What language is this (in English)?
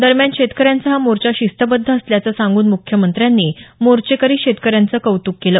Marathi